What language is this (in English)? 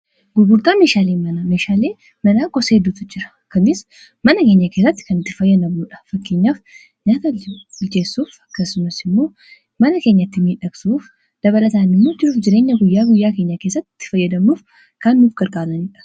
Oromo